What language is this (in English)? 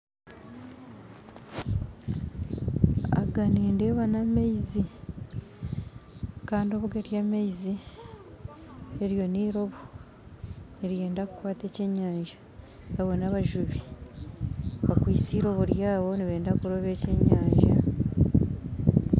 Nyankole